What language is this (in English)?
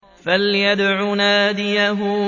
Arabic